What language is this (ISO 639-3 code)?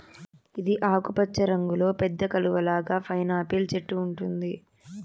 tel